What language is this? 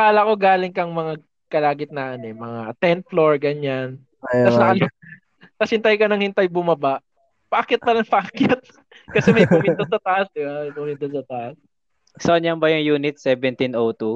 Filipino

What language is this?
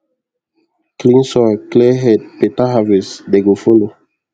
Nigerian Pidgin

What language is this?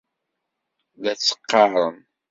Kabyle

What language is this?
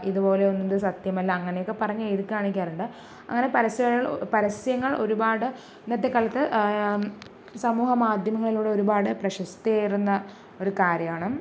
Malayalam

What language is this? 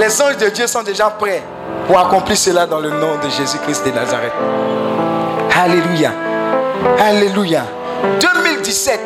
French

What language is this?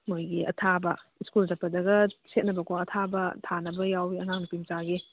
Manipuri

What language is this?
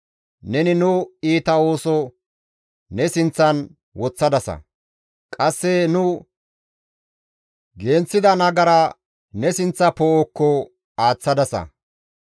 Gamo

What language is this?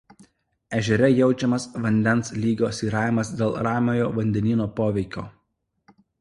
Lithuanian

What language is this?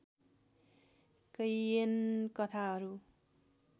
Nepali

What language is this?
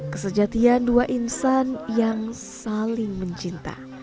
Indonesian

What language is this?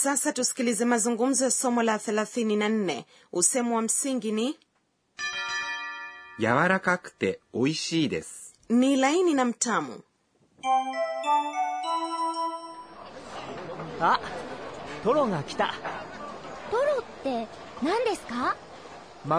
Swahili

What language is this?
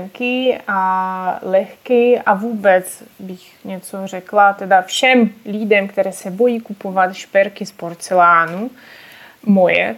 Czech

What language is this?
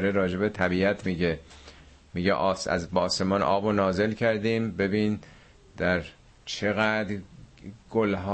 Persian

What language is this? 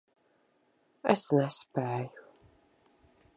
Latvian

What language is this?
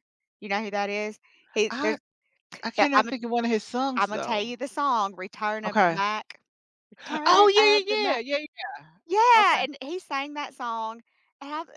English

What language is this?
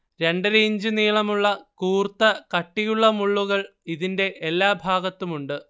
Malayalam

